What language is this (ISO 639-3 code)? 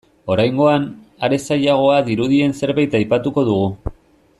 eus